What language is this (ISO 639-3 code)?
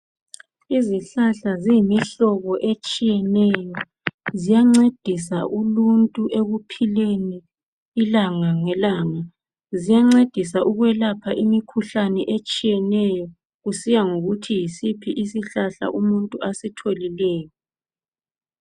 nde